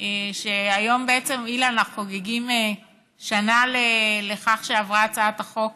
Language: Hebrew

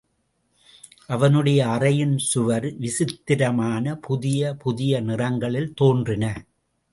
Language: Tamil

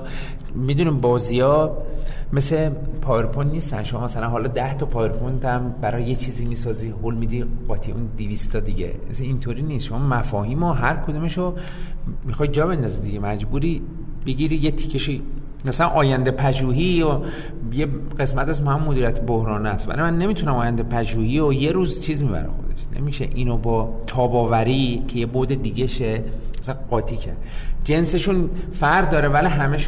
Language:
Persian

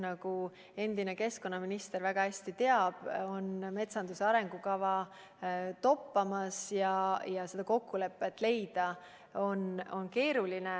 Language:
Estonian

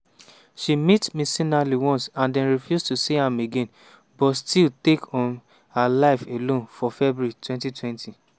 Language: Nigerian Pidgin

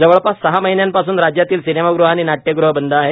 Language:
Marathi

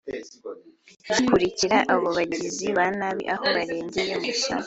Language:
Kinyarwanda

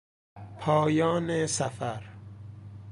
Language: Persian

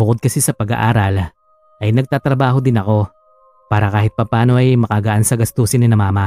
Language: Filipino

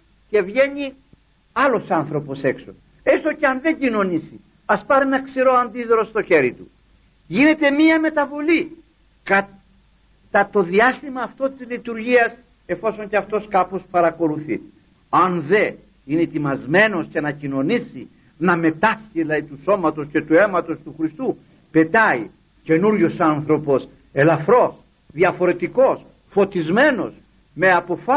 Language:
Greek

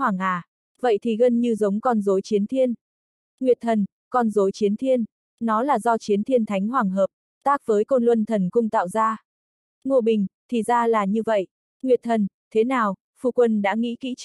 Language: Vietnamese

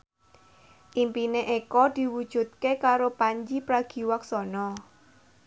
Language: Javanese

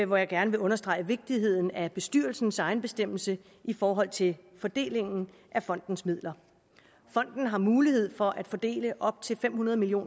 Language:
Danish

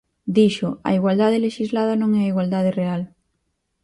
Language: Galician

